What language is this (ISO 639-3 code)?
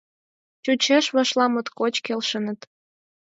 chm